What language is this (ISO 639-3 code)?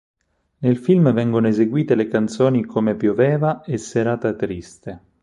ita